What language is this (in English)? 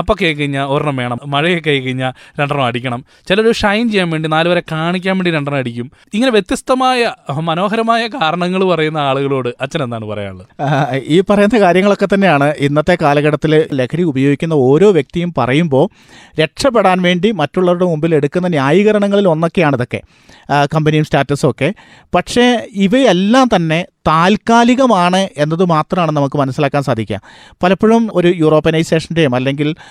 Malayalam